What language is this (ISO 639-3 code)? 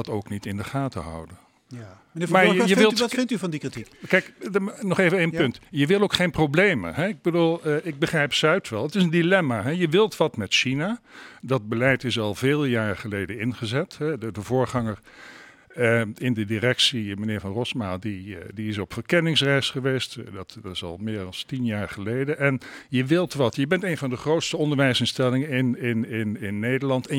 nld